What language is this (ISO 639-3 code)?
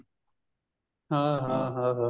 pan